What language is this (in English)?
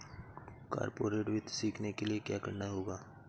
Hindi